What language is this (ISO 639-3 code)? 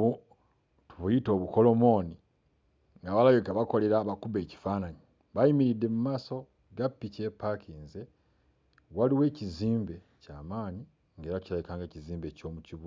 lug